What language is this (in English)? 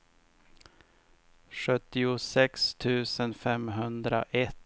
Swedish